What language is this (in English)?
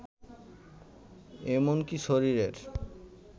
Bangla